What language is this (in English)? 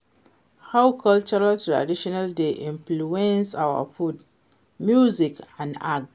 Nigerian Pidgin